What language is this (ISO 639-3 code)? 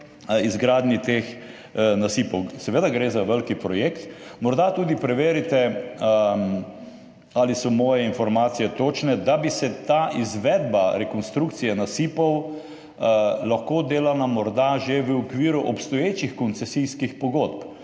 slv